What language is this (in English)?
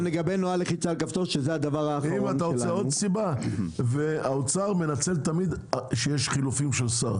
Hebrew